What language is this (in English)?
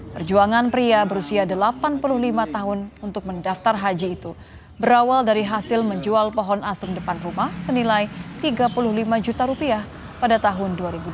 Indonesian